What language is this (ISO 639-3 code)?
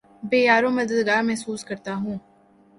urd